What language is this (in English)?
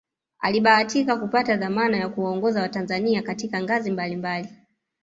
Swahili